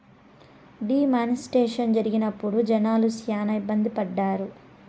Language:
Telugu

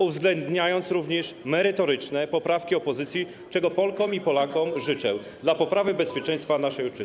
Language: Polish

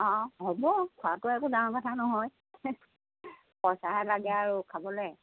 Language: Assamese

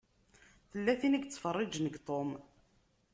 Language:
Kabyle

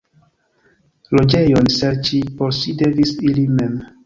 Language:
Esperanto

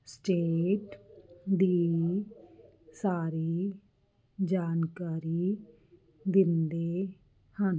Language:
Punjabi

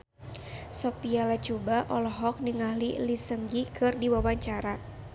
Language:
Sundanese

